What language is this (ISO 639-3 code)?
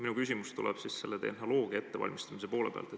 est